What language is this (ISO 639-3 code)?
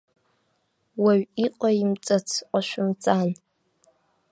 abk